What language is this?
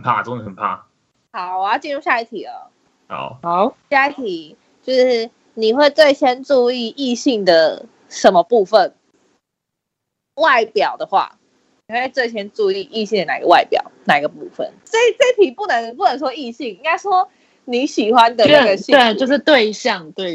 Chinese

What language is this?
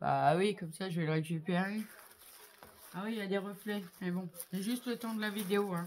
French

